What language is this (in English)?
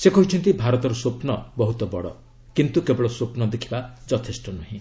Odia